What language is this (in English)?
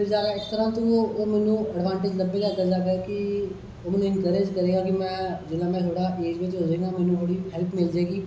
Dogri